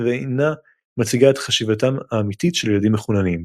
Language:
Hebrew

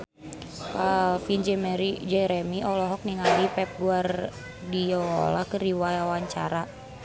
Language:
Sundanese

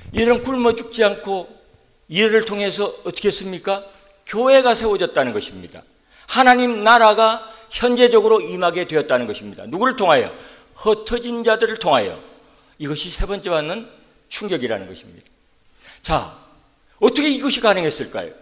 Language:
Korean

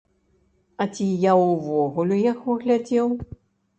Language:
Belarusian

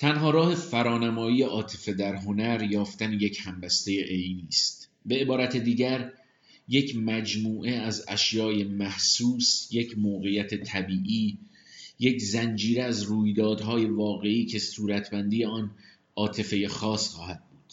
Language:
Persian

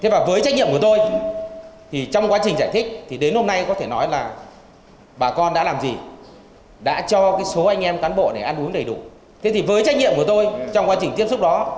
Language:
Vietnamese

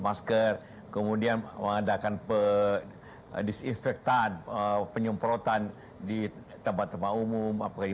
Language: Indonesian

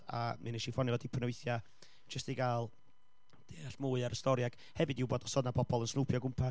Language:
Welsh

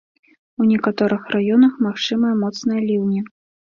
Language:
Belarusian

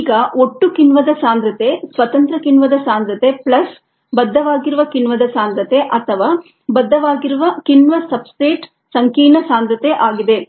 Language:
Kannada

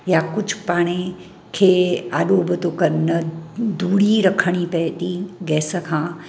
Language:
Sindhi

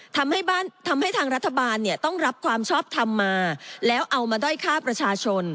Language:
Thai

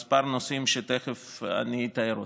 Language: Hebrew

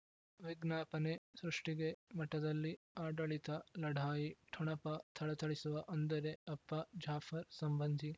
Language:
Kannada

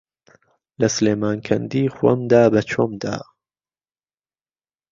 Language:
Central Kurdish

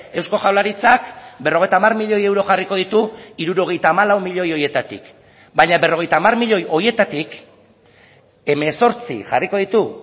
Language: Basque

